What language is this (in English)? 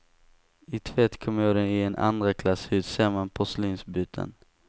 Swedish